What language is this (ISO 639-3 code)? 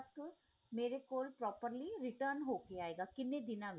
pan